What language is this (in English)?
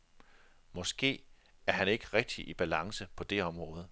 Danish